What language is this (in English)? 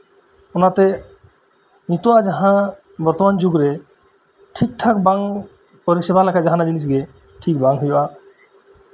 Santali